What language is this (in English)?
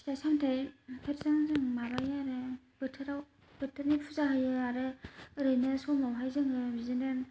Bodo